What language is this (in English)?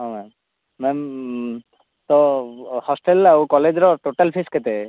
Odia